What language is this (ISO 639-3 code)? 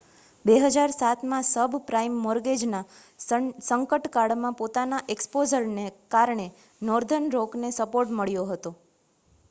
guj